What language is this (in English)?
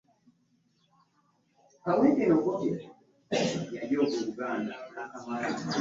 Ganda